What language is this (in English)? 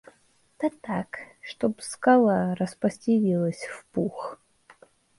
Russian